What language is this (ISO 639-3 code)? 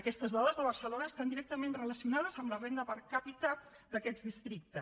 cat